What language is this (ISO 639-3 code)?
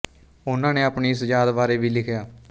pan